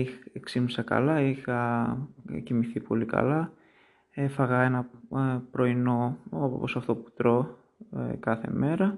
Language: Greek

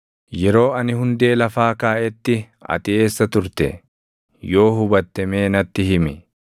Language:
Oromo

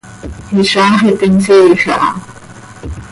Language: Seri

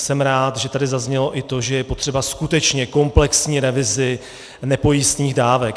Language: Czech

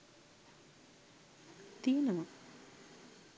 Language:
Sinhala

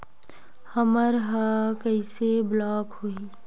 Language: Chhattisgarhi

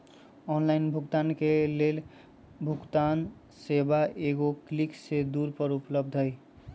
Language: Magahi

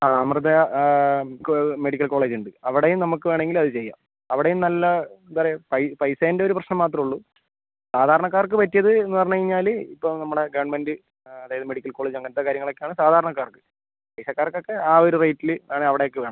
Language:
Malayalam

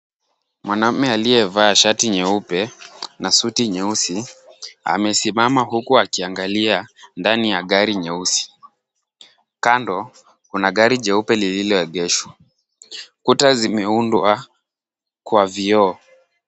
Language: Swahili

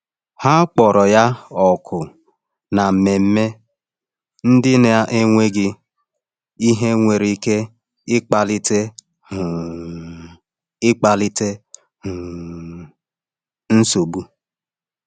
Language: Igbo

